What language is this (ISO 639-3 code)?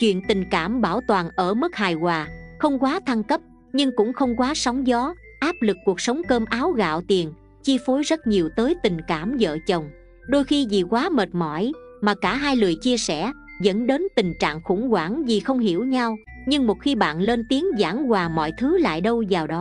vie